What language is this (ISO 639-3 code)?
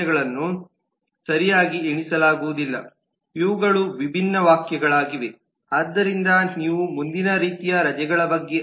kan